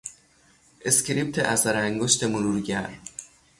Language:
Persian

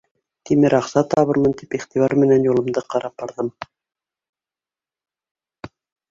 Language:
Bashkir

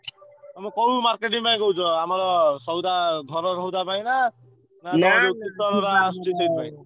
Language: Odia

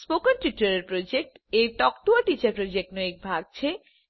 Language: Gujarati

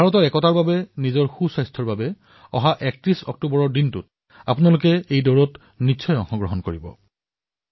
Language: Assamese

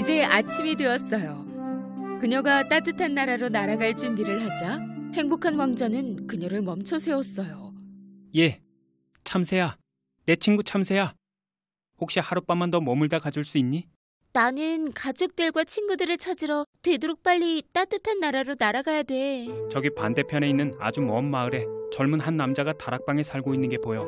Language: Korean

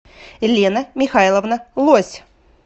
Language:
Russian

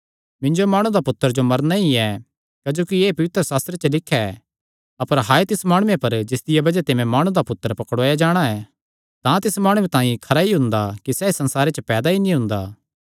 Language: Kangri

